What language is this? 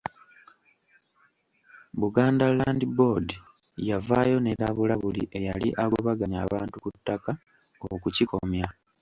Ganda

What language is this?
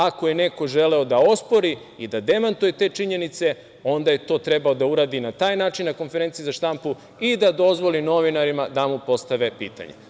Serbian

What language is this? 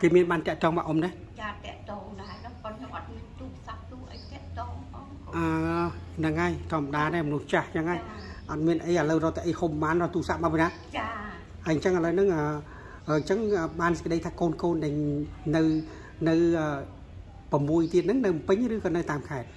Vietnamese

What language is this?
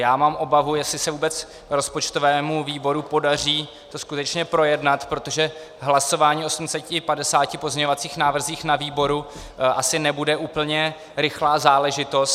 Czech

